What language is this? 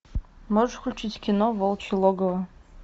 Russian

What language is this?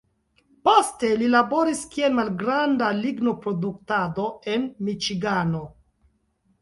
Esperanto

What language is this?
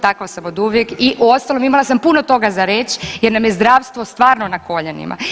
Croatian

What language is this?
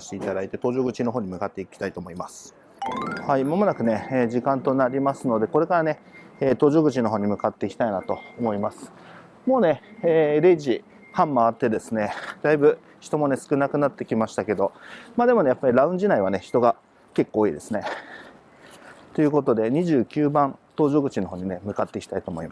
Japanese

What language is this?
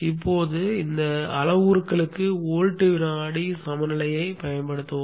Tamil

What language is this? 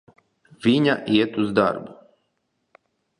Latvian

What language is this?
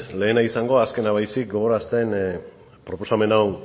Basque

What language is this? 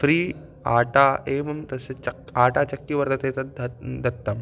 Sanskrit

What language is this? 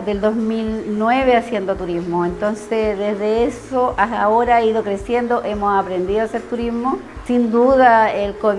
Spanish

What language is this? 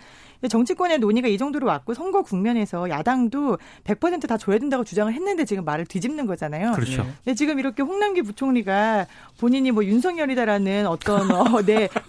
Korean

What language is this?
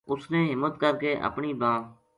Gujari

